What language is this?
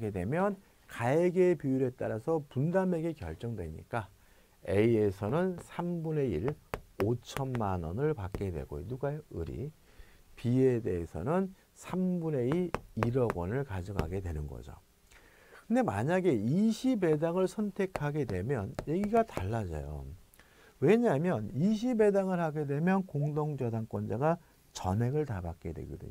Korean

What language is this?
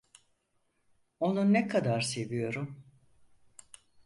Turkish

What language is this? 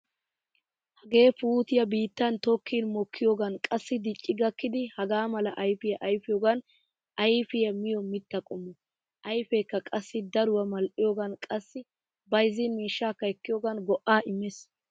Wolaytta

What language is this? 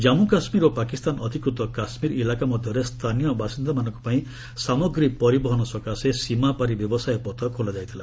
Odia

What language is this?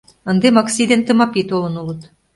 Mari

